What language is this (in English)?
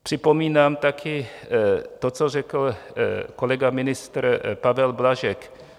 Czech